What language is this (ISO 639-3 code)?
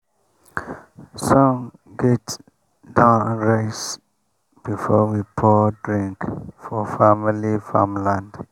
pcm